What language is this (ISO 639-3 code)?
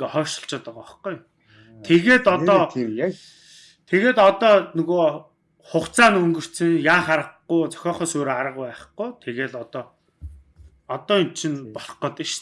tur